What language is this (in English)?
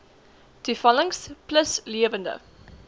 Afrikaans